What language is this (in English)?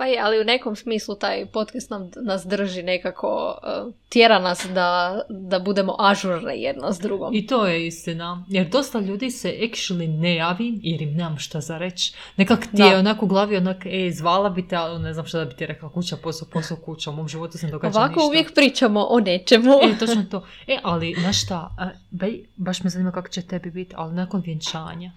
Croatian